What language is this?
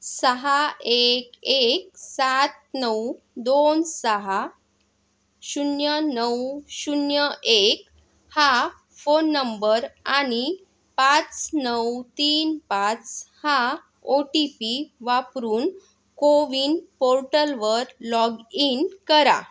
Marathi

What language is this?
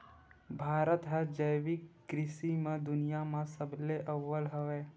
Chhattisgarhi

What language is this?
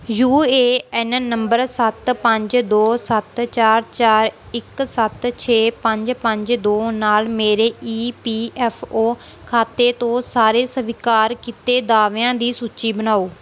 Punjabi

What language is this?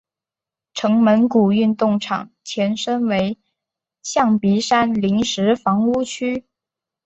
Chinese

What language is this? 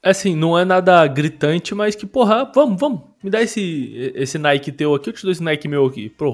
Portuguese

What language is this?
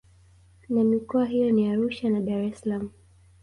Swahili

